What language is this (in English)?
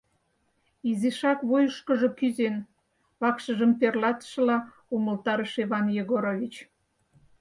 Mari